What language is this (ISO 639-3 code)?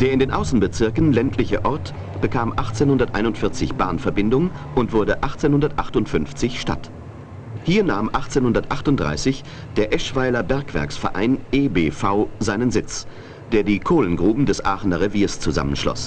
deu